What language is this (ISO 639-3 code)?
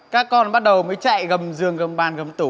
vie